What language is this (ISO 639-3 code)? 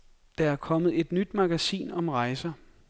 dan